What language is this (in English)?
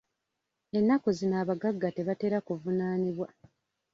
Ganda